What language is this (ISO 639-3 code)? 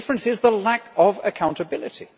eng